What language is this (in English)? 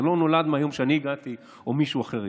Hebrew